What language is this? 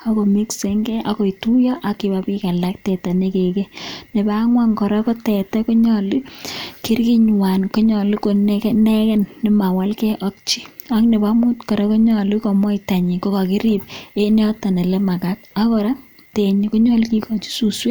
Kalenjin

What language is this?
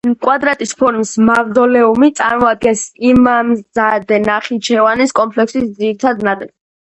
Georgian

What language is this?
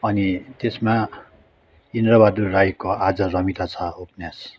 Nepali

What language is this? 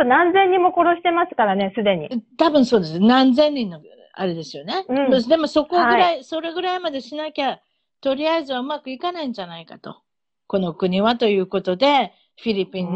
Japanese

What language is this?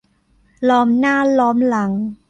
Thai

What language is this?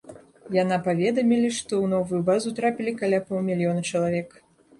Belarusian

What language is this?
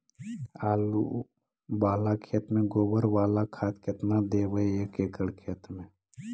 Magahi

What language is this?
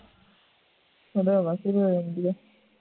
Punjabi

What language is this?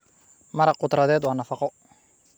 Somali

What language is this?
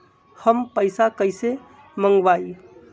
Magahi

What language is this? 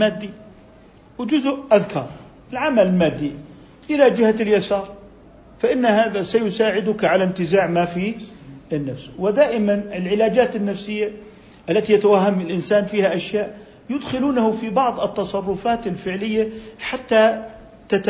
Arabic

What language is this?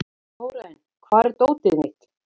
Icelandic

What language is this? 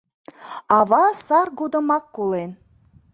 Mari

